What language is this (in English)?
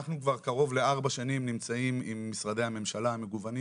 Hebrew